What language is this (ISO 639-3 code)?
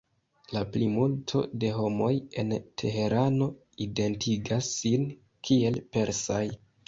epo